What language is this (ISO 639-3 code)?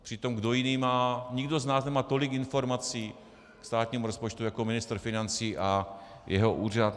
ces